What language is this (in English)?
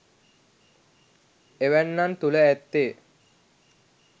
Sinhala